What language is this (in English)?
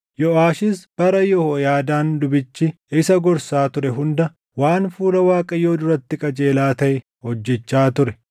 Oromo